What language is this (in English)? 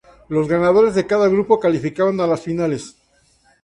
Spanish